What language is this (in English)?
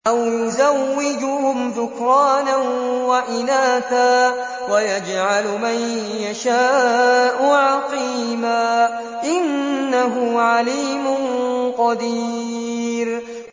Arabic